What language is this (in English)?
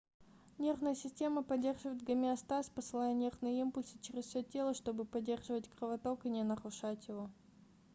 Russian